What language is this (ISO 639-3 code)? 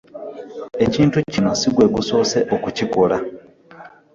lug